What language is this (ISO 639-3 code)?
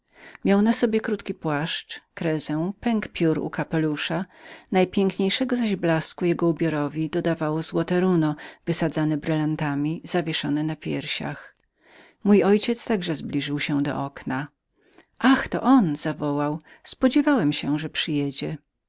pol